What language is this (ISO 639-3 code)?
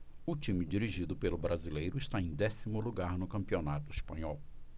por